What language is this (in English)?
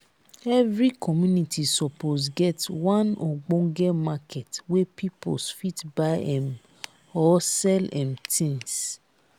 Nigerian Pidgin